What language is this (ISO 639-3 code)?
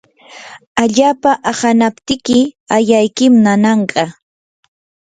qur